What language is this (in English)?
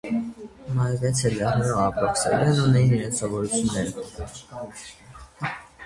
Armenian